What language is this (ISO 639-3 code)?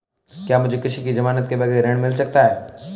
hin